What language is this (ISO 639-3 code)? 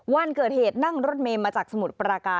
tha